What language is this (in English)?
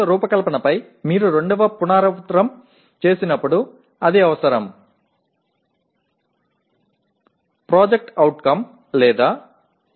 Tamil